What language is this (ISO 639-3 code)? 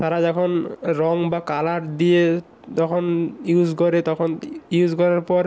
ben